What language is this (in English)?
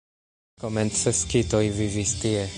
Esperanto